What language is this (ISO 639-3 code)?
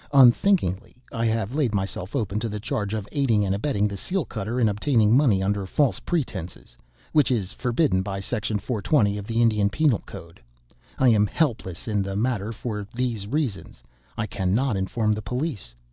eng